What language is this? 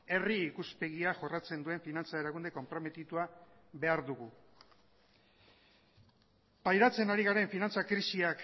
Basque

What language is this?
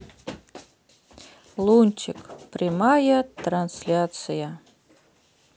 Russian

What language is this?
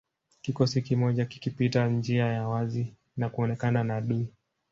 Swahili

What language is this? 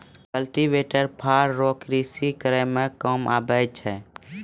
Maithili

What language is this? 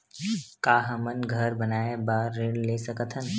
Chhattisgarhi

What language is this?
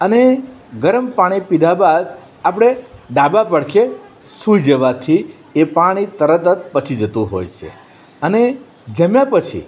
Gujarati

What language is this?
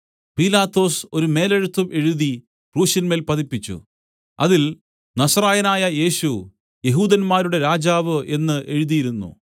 Malayalam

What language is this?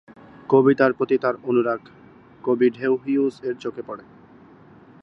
Bangla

